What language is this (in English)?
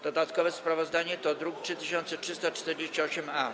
Polish